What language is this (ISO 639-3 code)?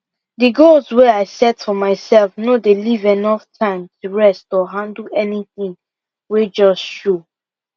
pcm